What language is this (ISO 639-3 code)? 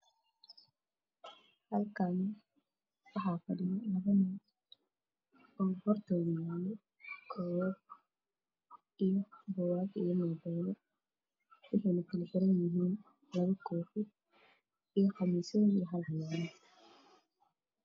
som